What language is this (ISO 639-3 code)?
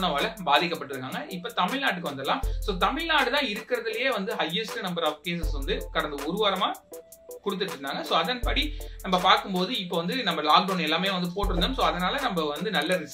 hin